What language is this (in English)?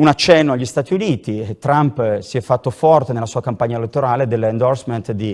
Italian